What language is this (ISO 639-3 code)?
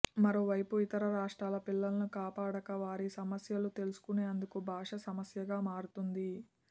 tel